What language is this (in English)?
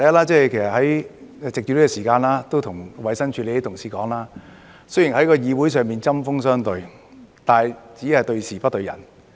Cantonese